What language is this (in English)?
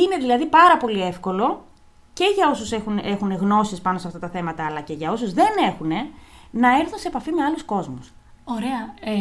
Greek